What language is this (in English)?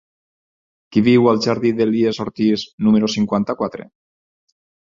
Catalan